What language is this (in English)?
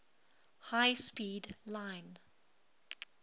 English